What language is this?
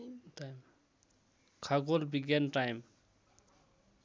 Nepali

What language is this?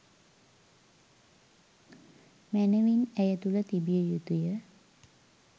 Sinhala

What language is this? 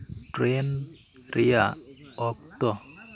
Santali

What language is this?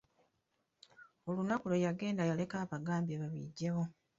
Ganda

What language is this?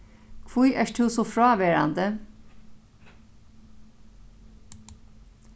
Faroese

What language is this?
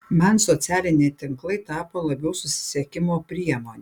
Lithuanian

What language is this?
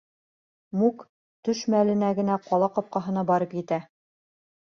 Bashkir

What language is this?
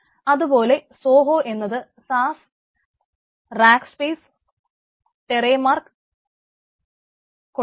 Malayalam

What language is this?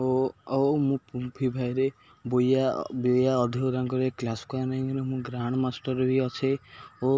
Odia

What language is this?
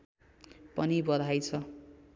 Nepali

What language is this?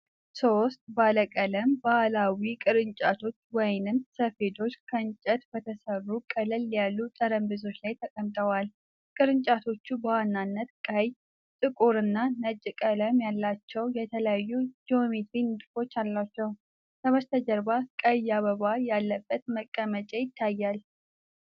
Amharic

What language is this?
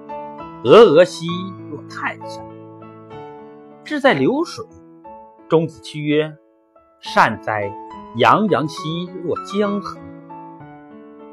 Chinese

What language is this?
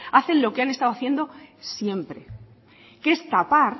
Spanish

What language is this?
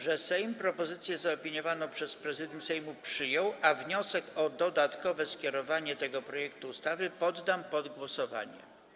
Polish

